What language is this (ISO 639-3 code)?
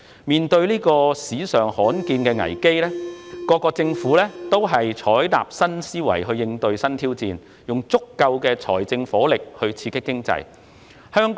yue